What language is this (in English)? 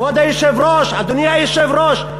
Hebrew